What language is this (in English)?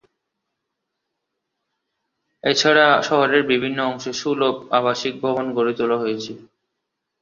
Bangla